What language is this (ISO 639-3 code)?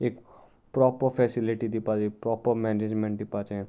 kok